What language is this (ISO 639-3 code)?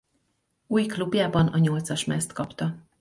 hun